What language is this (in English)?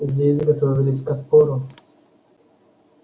Russian